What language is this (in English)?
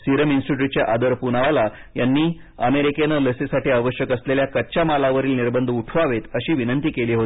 Marathi